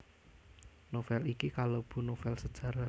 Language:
Javanese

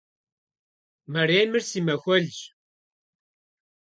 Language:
Kabardian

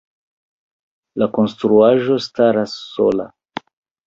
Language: Esperanto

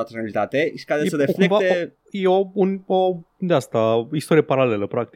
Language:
Romanian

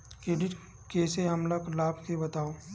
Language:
Chhattisgarhi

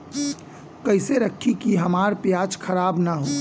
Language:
Bhojpuri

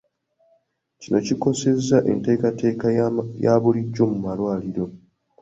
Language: Ganda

